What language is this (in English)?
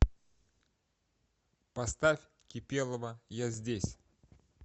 Russian